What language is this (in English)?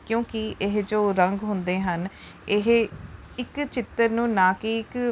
Punjabi